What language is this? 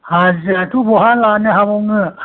Bodo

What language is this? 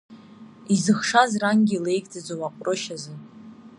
Abkhazian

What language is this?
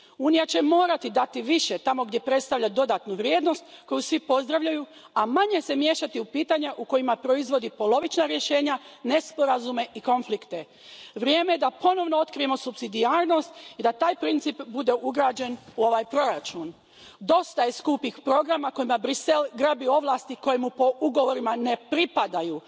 Croatian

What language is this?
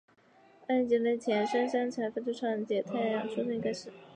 Chinese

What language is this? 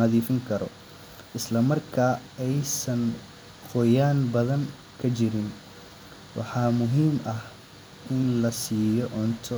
Somali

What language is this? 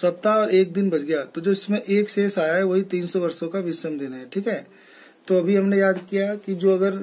Hindi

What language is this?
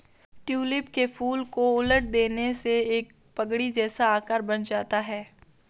Hindi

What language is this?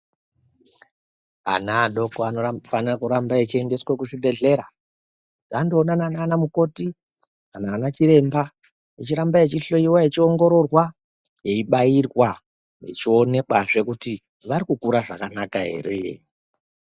Ndau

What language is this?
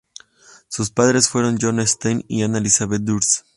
Spanish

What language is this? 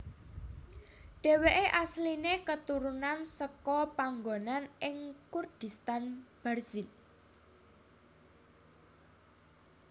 Javanese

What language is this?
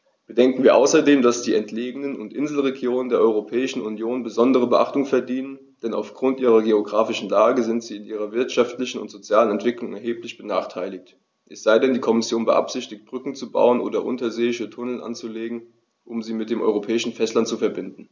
German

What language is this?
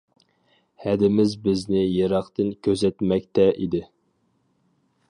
Uyghur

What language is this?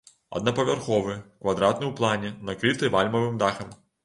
Belarusian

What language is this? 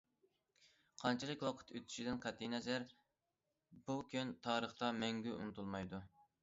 Uyghur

